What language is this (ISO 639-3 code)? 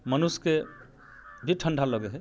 mai